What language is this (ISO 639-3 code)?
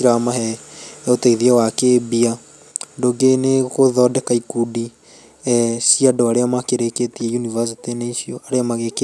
kik